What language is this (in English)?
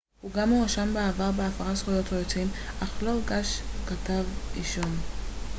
Hebrew